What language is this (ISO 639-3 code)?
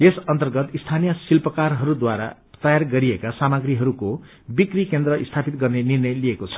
nep